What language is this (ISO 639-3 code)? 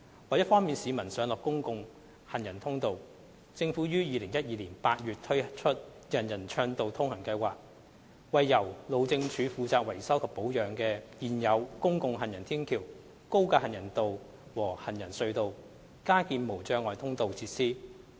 yue